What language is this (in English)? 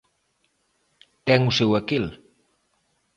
Galician